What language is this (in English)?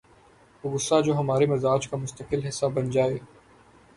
Urdu